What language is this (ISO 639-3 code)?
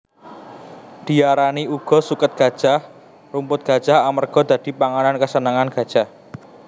jav